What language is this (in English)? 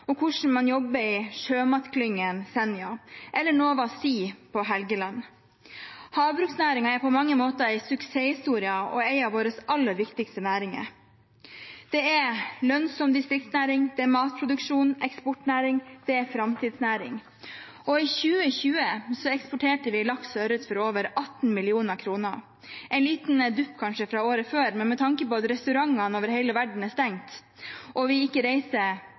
Norwegian Bokmål